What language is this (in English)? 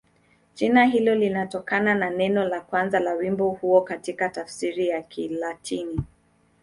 Swahili